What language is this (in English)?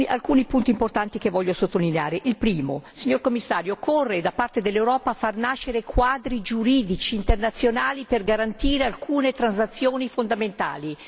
Italian